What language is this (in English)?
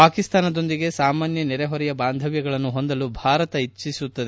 Kannada